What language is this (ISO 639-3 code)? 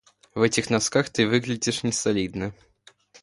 rus